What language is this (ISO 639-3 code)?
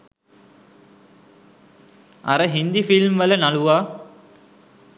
sin